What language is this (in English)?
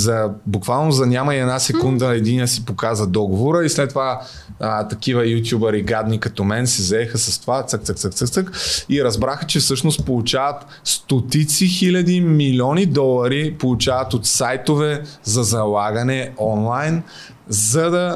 Bulgarian